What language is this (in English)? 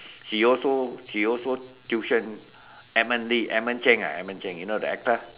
English